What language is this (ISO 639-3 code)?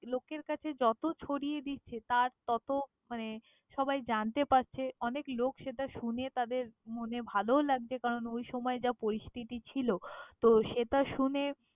ben